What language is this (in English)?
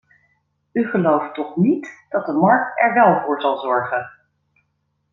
Dutch